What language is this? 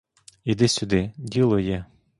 Ukrainian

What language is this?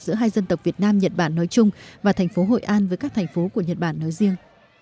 Vietnamese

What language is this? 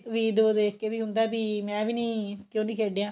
Punjabi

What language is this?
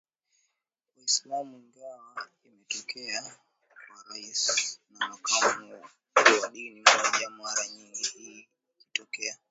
Swahili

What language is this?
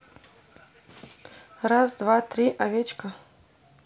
Russian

